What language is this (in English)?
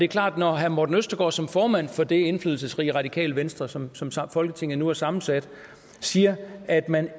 Danish